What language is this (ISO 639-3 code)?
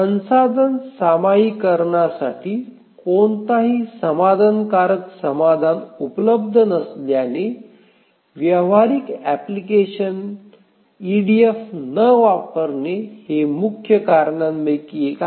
mar